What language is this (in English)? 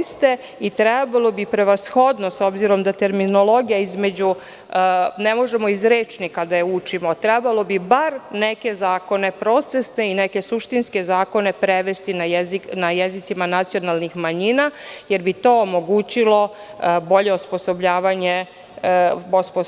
Serbian